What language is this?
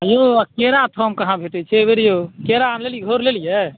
Maithili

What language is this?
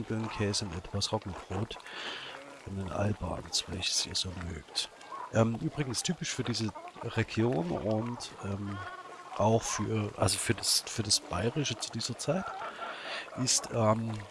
German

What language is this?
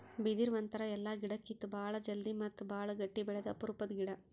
Kannada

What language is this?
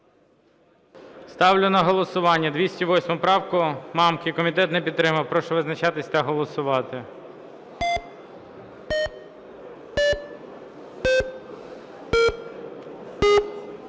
Ukrainian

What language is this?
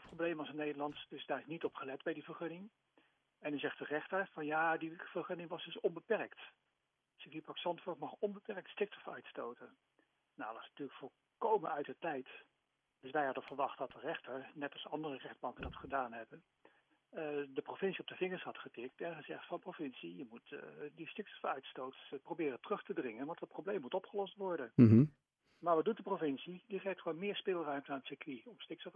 Dutch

